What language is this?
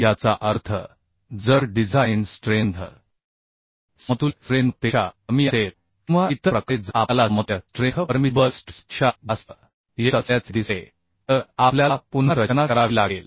Marathi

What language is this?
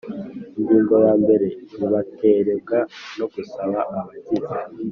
Kinyarwanda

